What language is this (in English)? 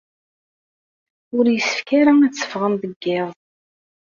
Kabyle